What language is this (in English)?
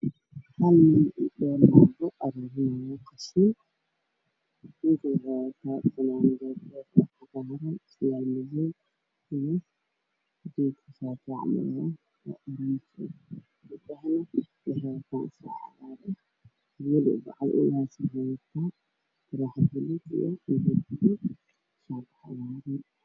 Somali